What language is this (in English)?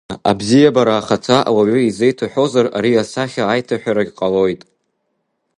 Abkhazian